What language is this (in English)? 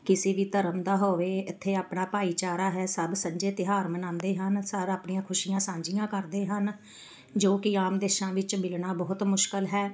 Punjabi